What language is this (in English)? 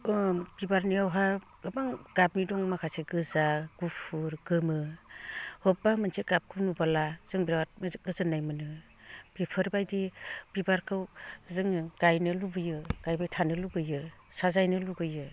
Bodo